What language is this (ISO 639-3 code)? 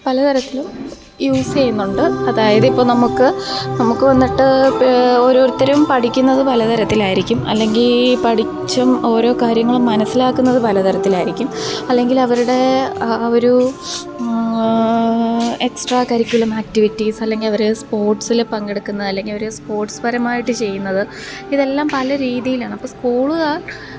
mal